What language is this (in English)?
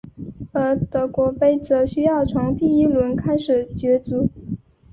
Chinese